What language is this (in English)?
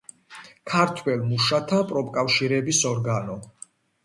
Georgian